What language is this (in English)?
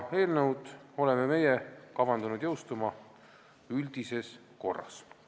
Estonian